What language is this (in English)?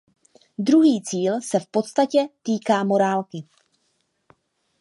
Czech